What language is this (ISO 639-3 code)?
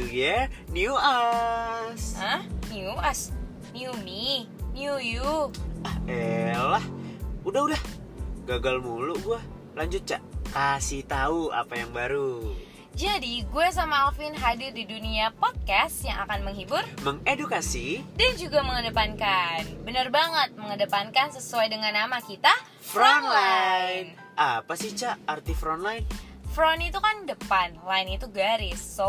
ind